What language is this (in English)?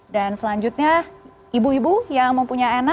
Indonesian